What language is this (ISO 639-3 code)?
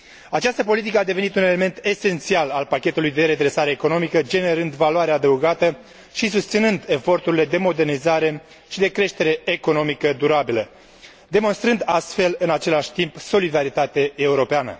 ron